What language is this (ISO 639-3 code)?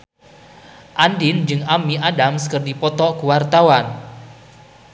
sun